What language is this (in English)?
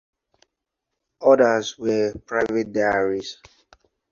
English